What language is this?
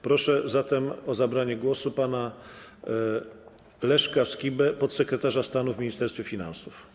Polish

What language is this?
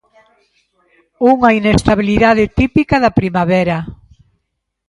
Galician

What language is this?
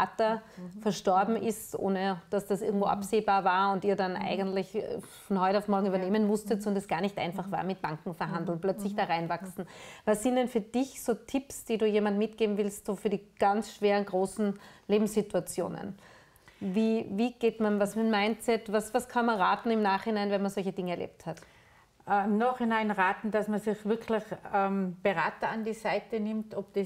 German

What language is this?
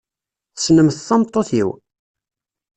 Kabyle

